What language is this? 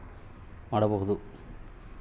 Kannada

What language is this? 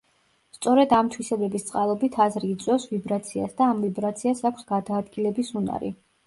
Georgian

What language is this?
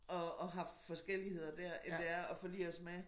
Danish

